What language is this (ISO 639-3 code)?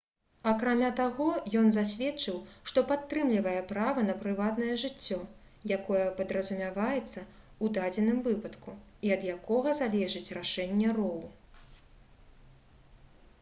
bel